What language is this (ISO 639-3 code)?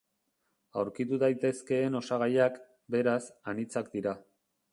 eus